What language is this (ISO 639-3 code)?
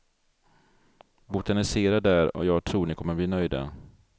swe